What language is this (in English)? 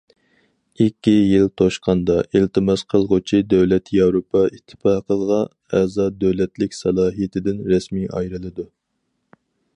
Uyghur